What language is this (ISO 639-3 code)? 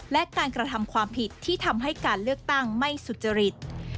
tha